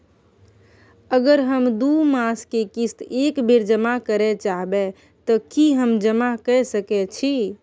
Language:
Maithili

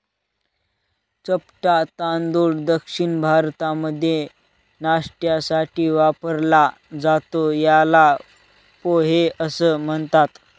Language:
Marathi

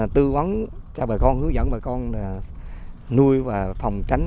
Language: Vietnamese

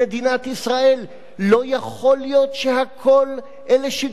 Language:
Hebrew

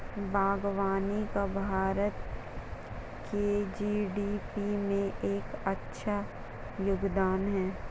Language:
Hindi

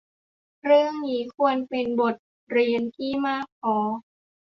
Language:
Thai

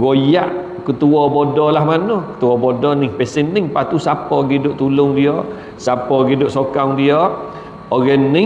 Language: Malay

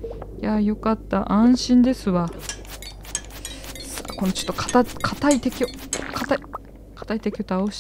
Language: Japanese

